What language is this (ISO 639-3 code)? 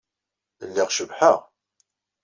kab